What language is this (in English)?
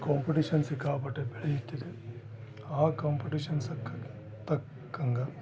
Kannada